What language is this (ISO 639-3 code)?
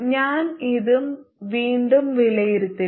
mal